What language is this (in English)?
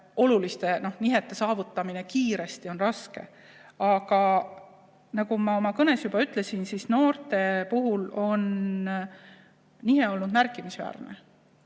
Estonian